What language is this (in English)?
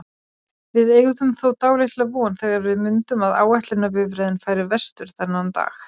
Icelandic